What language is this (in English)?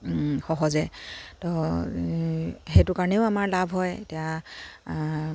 Assamese